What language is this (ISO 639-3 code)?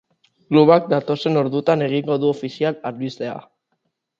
eus